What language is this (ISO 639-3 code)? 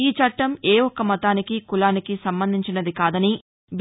tel